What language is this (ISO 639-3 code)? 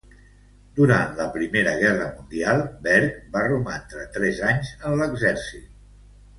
cat